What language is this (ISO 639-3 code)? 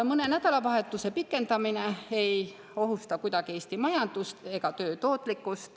est